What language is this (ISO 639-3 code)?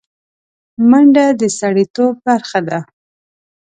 pus